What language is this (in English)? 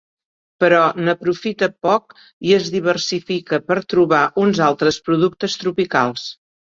Catalan